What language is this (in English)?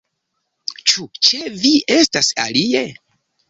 Esperanto